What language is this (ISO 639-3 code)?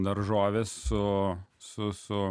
lit